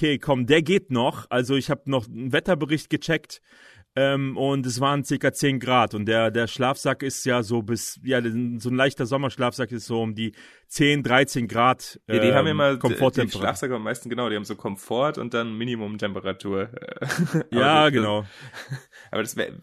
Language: German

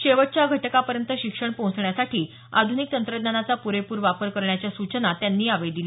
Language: Marathi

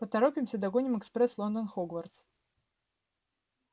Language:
Russian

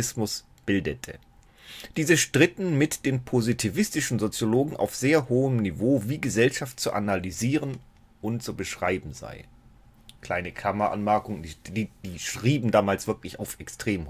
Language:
German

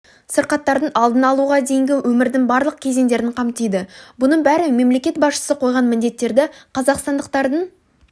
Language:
Kazakh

